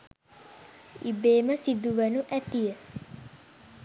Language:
Sinhala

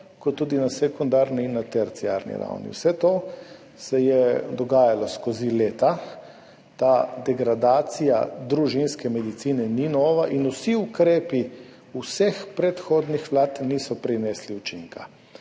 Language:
Slovenian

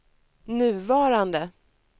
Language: Swedish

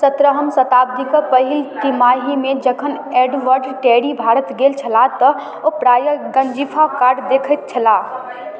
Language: Maithili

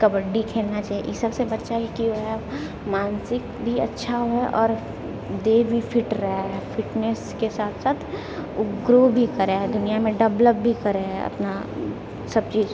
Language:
Maithili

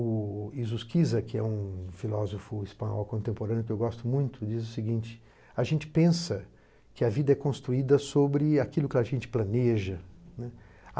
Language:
Portuguese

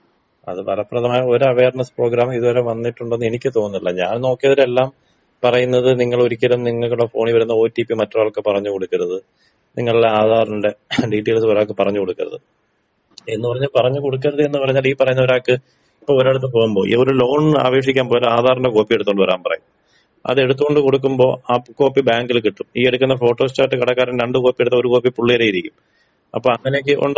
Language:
Malayalam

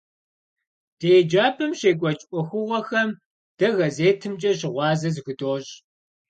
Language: Kabardian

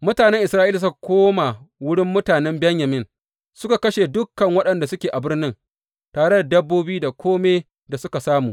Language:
Hausa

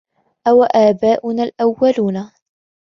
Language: Arabic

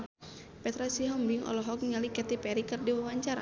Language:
Sundanese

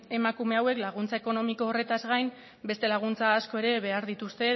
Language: Basque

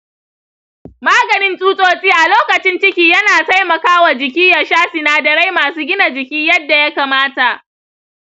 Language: Hausa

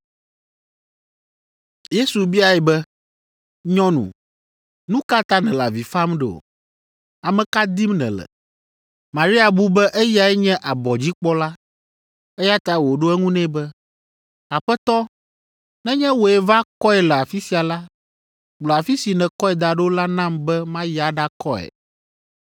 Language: Ewe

